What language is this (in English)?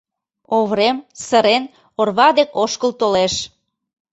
Mari